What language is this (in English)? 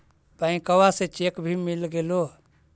Magahi